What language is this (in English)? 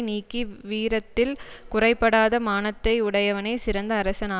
Tamil